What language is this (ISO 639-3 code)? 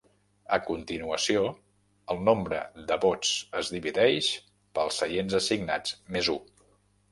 cat